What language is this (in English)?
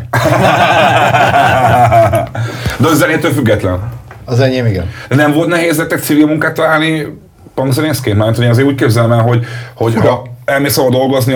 Hungarian